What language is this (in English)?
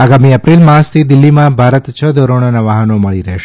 Gujarati